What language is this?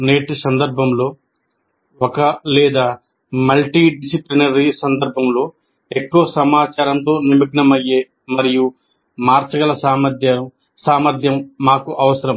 Telugu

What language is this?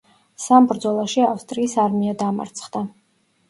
Georgian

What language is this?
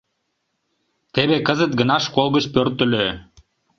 Mari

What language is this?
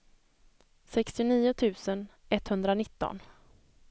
Swedish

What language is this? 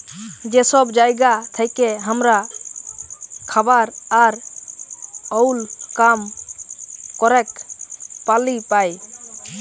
Bangla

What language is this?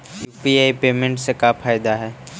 Magahi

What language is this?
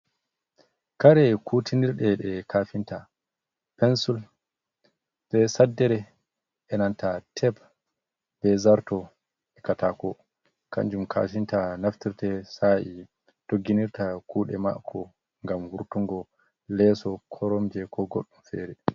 Fula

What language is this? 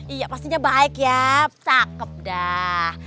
Indonesian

